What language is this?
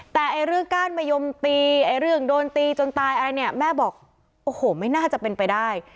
Thai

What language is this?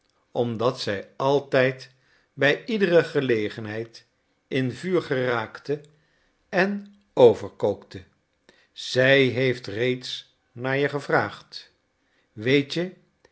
Dutch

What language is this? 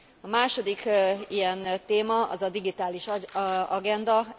Hungarian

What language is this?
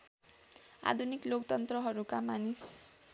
Nepali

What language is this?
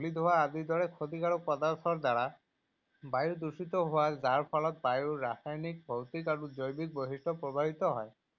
Assamese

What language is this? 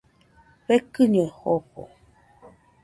Nüpode Huitoto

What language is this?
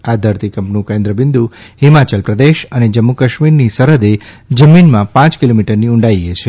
Gujarati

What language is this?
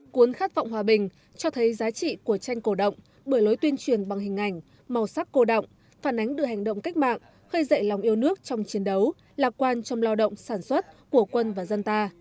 Vietnamese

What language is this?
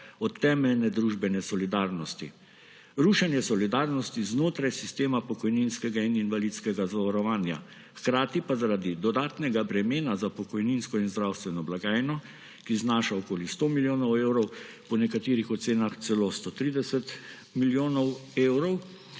Slovenian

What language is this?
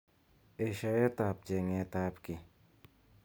Kalenjin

